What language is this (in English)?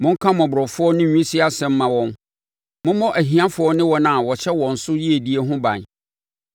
Akan